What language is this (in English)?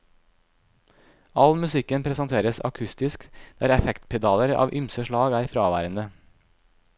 Norwegian